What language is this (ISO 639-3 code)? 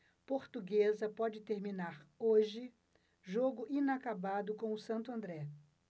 por